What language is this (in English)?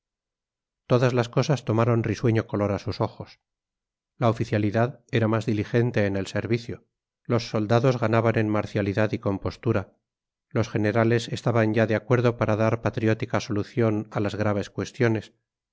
Spanish